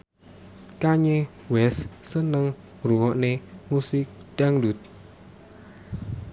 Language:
Javanese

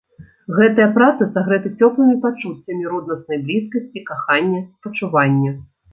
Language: Belarusian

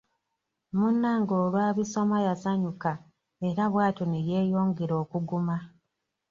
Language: Ganda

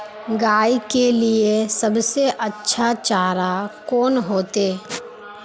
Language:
Magahi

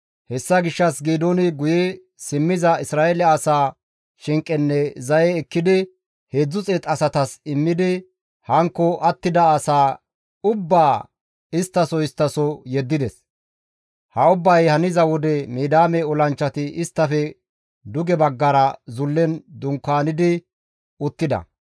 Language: Gamo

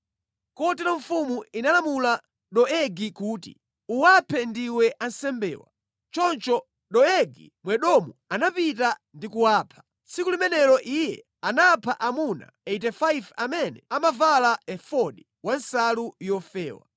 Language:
Nyanja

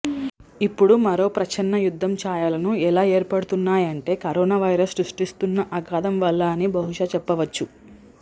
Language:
Telugu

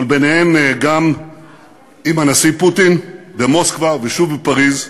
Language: Hebrew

